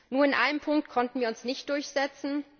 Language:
German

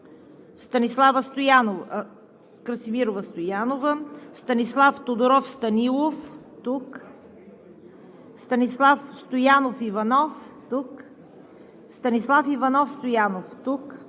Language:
Bulgarian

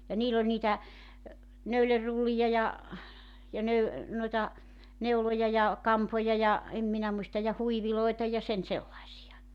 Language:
Finnish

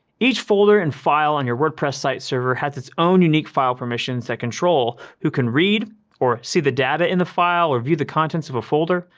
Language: English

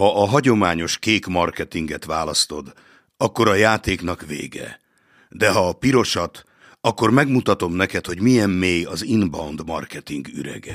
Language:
Hungarian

